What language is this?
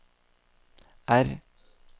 Norwegian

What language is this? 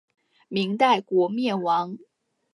Chinese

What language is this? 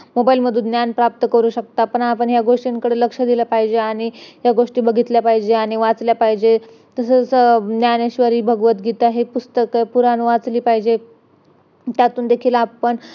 Marathi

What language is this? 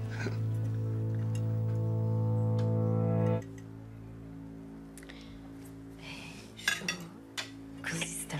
Turkish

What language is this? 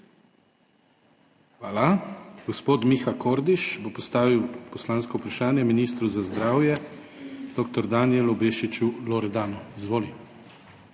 Slovenian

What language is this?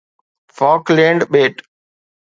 Sindhi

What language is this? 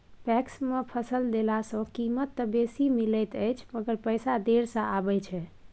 Maithili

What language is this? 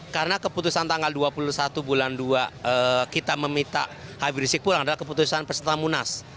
Indonesian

